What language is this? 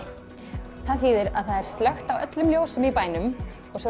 Icelandic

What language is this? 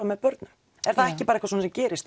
Icelandic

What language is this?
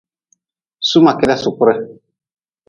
Nawdm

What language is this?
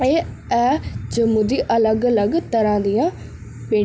Dogri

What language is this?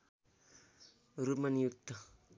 Nepali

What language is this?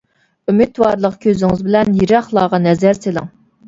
Uyghur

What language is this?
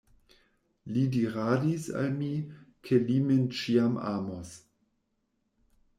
Esperanto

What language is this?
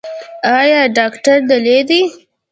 Pashto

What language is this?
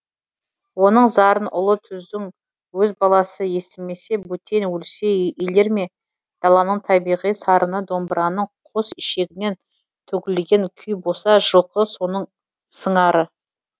Kazakh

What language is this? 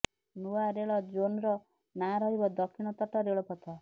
Odia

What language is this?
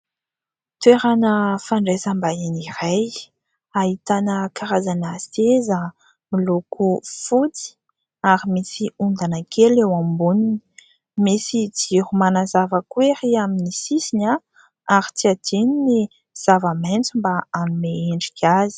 Malagasy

